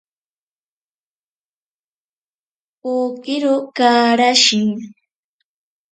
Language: Ashéninka Perené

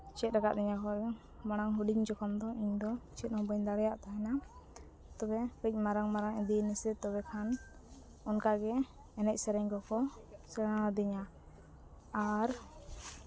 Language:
Santali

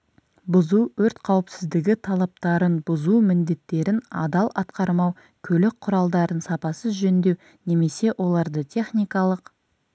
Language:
Kazakh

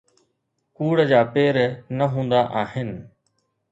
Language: Sindhi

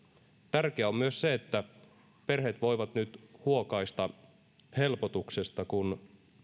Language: Finnish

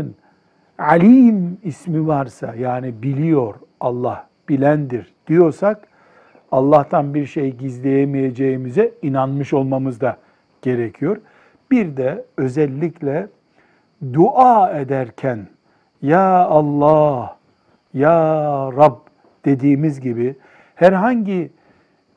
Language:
Turkish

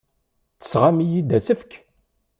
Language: Kabyle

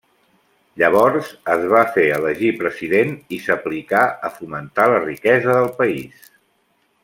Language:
Catalan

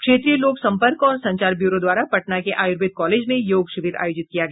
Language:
Hindi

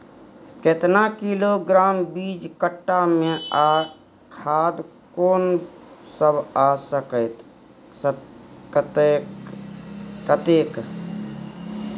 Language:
Maithili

